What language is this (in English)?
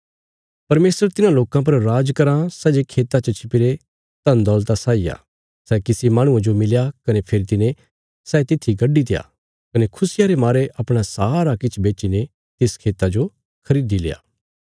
Bilaspuri